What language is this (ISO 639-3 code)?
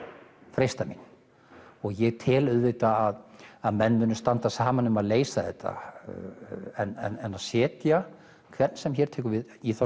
isl